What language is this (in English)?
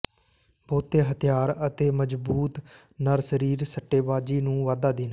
Punjabi